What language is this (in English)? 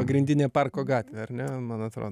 Lithuanian